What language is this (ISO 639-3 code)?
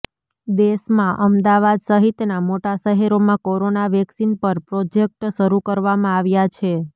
guj